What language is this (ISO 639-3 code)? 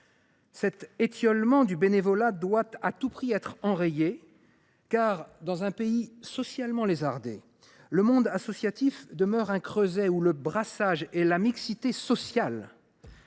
fra